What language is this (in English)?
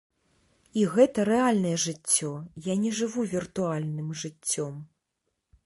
Belarusian